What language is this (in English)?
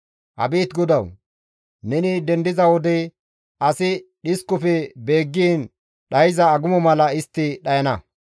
Gamo